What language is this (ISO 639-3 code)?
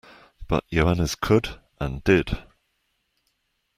eng